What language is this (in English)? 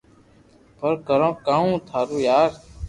Loarki